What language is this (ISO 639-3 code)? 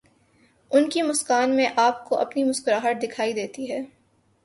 urd